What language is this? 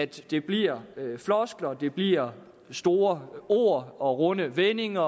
Danish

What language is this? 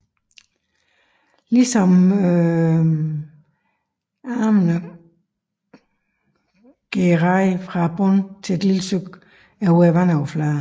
Danish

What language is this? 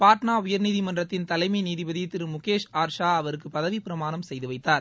Tamil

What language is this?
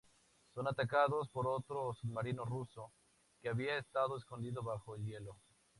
Spanish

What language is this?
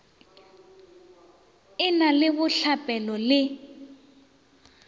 Northern Sotho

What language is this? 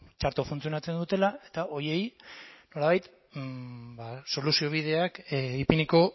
Basque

